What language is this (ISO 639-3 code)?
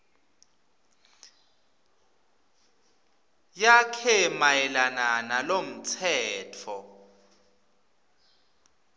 ssw